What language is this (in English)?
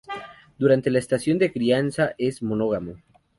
Spanish